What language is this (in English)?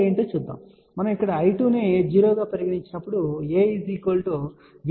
Telugu